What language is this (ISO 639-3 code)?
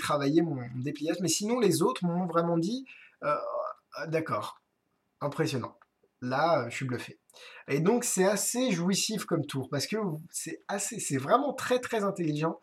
fra